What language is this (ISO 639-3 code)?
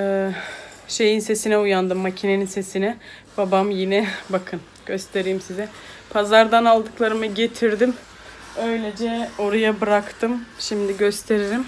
tur